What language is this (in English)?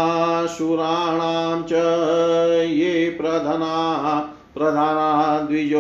Hindi